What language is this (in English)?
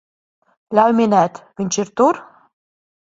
Latvian